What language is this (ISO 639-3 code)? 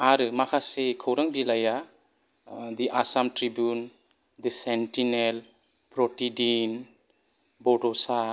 brx